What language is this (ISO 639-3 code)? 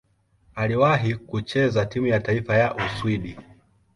swa